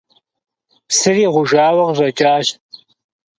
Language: Kabardian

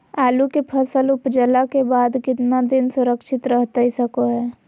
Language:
Magahi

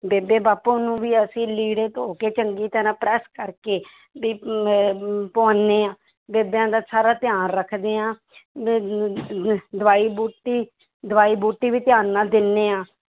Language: Punjabi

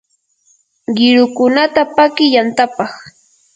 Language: Yanahuanca Pasco Quechua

